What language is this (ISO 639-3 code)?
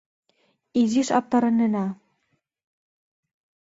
chm